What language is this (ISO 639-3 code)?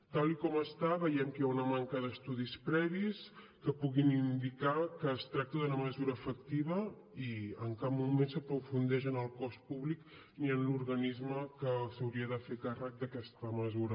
cat